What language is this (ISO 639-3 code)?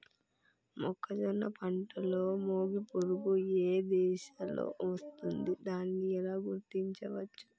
tel